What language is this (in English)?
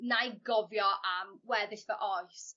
Welsh